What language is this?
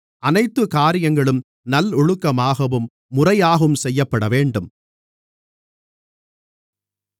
Tamil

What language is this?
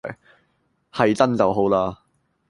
Cantonese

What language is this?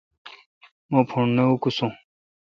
Kalkoti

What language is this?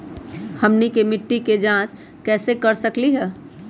Magahi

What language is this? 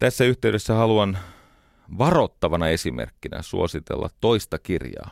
Finnish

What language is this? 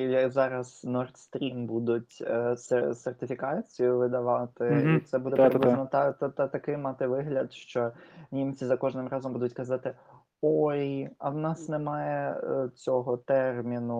Ukrainian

